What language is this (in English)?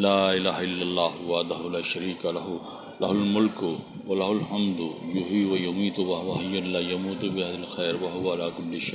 Urdu